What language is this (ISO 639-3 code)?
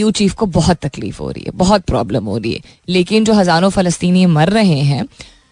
hin